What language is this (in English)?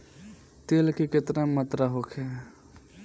Bhojpuri